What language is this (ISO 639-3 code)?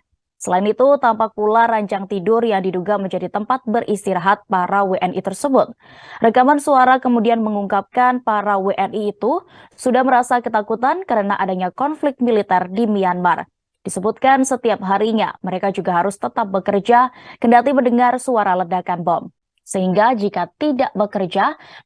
ind